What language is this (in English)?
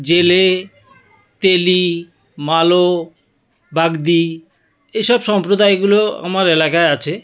Bangla